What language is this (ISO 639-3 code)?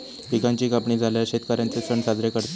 mar